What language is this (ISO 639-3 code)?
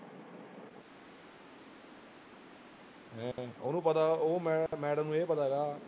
pan